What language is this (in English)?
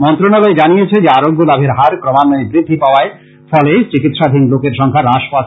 Bangla